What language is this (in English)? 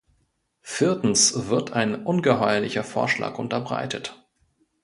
German